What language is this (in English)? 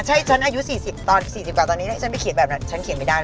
Thai